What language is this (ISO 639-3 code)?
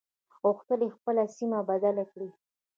pus